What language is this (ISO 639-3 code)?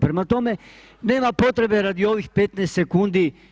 hrv